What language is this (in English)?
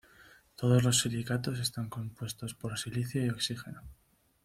Spanish